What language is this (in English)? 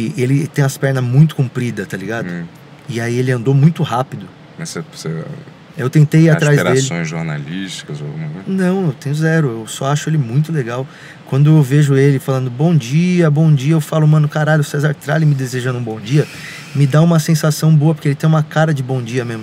Portuguese